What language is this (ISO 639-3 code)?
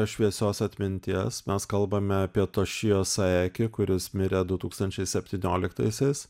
lit